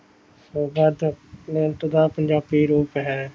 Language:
Punjabi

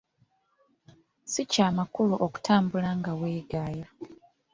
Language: Ganda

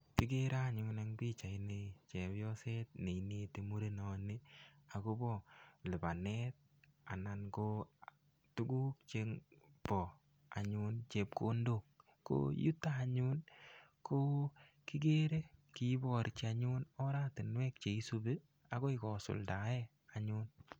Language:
Kalenjin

